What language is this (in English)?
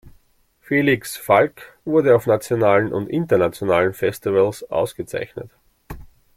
German